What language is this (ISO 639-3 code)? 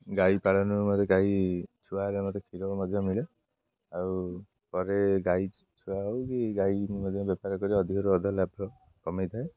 ori